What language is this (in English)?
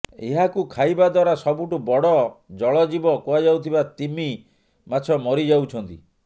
Odia